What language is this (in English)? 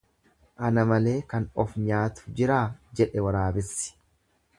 Oromo